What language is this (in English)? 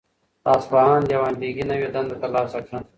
Pashto